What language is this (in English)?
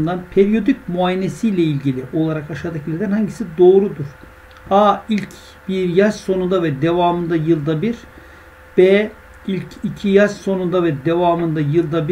Turkish